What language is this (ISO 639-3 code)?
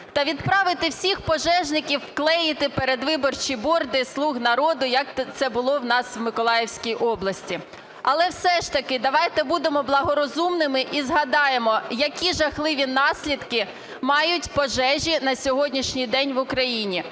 ukr